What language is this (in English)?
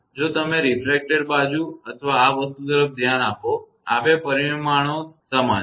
Gujarati